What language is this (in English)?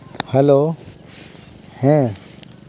Santali